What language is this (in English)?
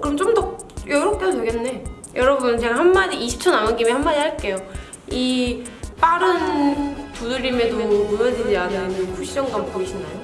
Korean